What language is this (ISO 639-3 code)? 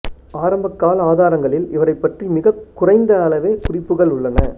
tam